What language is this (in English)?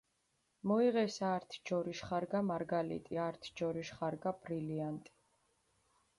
Mingrelian